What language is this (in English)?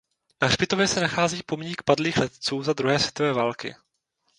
Czech